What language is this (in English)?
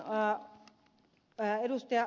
Finnish